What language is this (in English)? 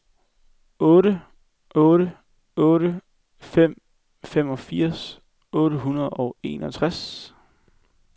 Danish